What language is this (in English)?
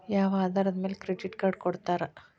Kannada